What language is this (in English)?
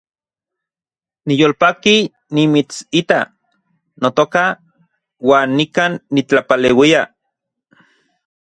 Central Puebla Nahuatl